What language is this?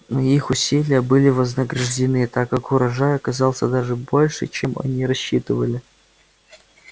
Russian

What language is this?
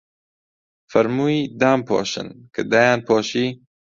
Central Kurdish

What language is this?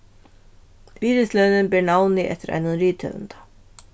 Faroese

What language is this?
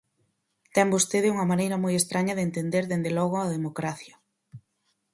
Galician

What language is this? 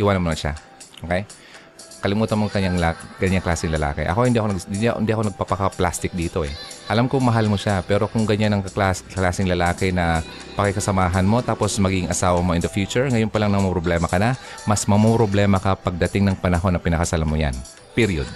Filipino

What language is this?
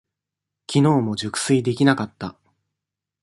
Japanese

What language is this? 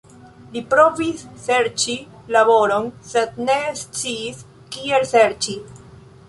Esperanto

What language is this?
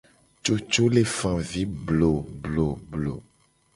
Gen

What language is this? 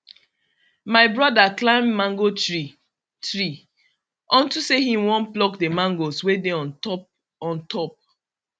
Nigerian Pidgin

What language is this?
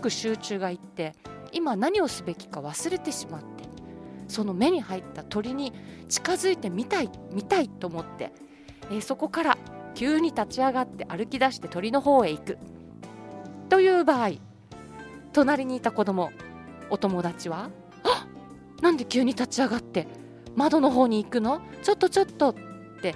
Japanese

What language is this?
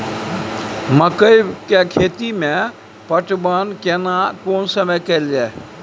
Maithili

